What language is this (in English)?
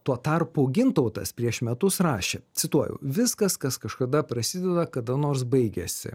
Lithuanian